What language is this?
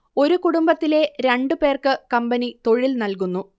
Malayalam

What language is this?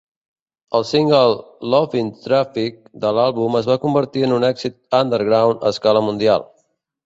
Catalan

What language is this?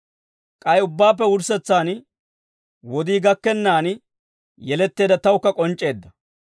Dawro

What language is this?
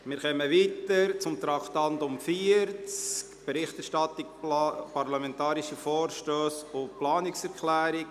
Swiss German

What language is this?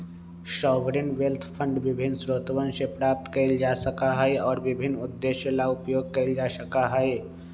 Magahi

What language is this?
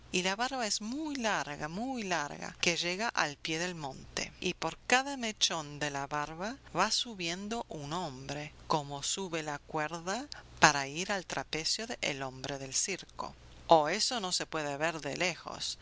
Spanish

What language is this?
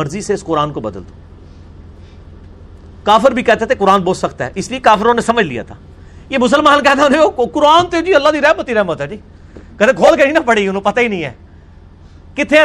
Urdu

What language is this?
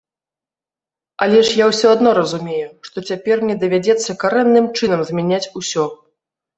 Belarusian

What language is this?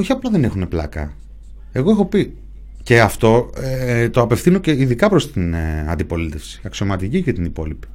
Greek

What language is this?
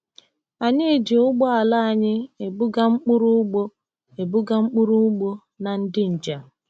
Igbo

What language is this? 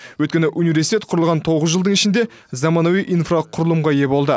Kazakh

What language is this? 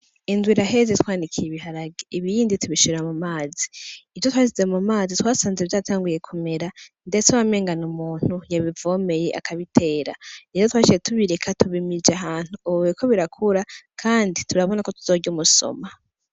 Rundi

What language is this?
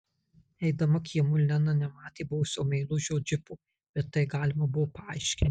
Lithuanian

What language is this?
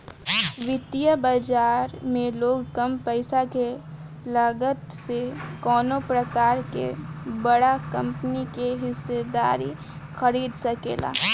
Bhojpuri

